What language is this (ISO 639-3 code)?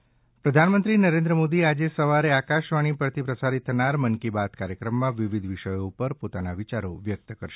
guj